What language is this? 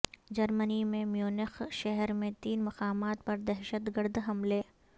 Urdu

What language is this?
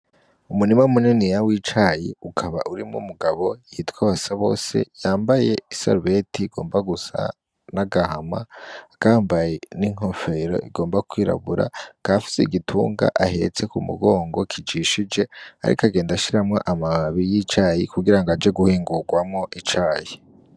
Rundi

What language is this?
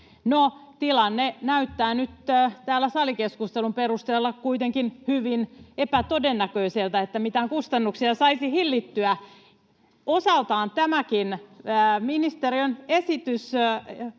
Finnish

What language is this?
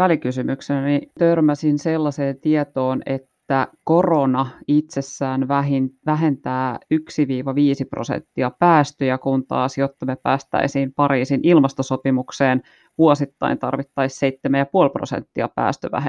Finnish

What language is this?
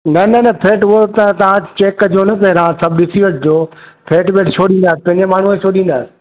Sindhi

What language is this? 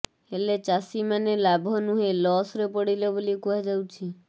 Odia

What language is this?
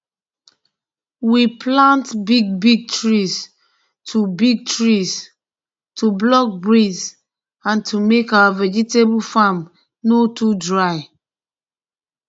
Nigerian Pidgin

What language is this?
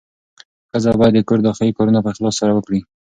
Pashto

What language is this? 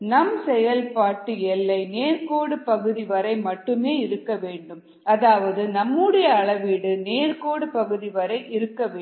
Tamil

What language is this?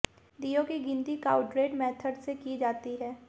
Hindi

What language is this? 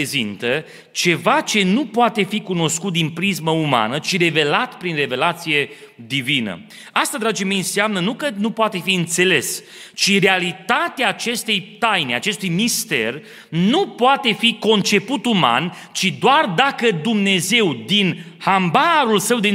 Romanian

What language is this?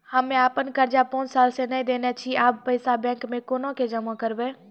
Maithili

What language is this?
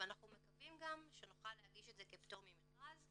Hebrew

